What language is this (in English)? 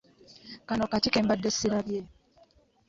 Ganda